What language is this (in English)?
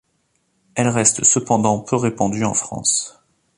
French